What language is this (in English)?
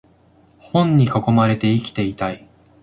Japanese